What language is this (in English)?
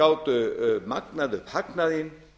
Icelandic